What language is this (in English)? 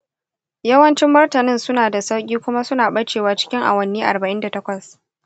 Hausa